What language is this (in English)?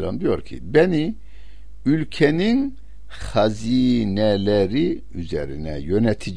Turkish